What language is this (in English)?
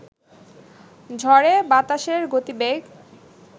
Bangla